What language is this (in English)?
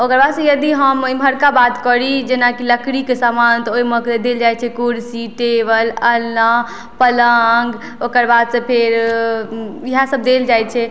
Maithili